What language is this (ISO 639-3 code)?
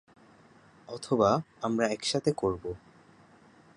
ben